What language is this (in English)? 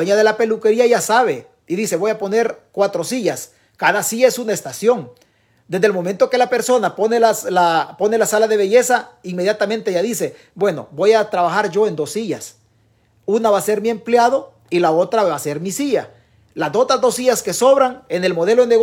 Spanish